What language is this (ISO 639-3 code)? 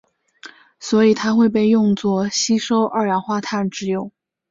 zho